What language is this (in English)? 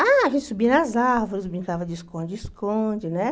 Portuguese